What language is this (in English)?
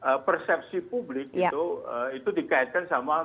Indonesian